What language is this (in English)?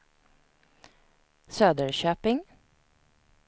Swedish